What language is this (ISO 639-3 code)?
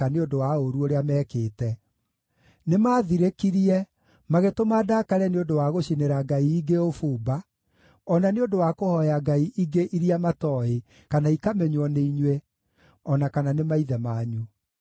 kik